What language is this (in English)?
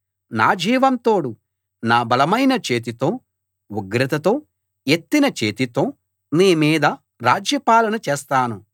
Telugu